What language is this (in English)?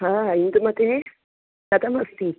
Sanskrit